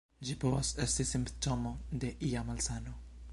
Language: Esperanto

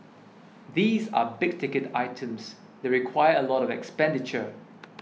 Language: English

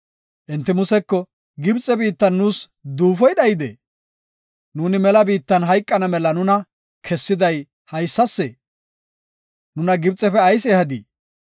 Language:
Gofa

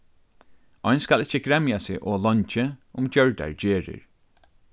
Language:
Faroese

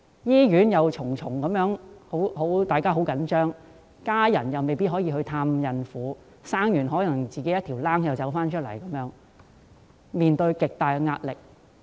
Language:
Cantonese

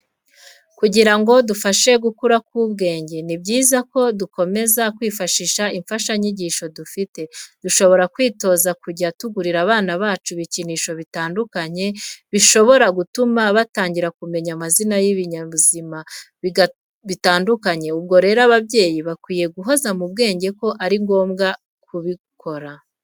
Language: Kinyarwanda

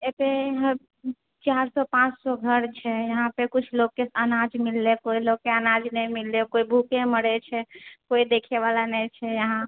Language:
Maithili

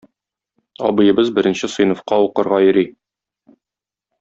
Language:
Tatar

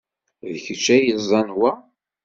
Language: Kabyle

